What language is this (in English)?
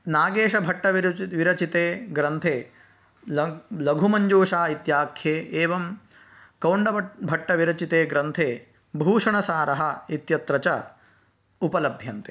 Sanskrit